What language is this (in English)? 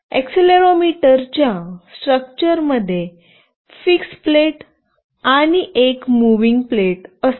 Marathi